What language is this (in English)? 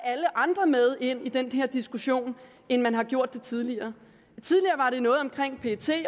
Danish